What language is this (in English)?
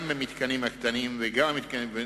Hebrew